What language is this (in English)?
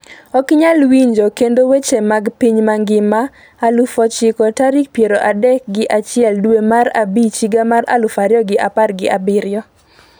Luo (Kenya and Tanzania)